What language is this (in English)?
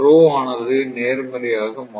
Tamil